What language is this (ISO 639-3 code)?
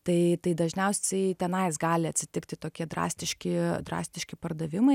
lit